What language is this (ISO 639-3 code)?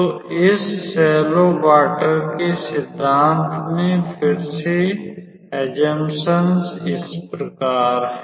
hin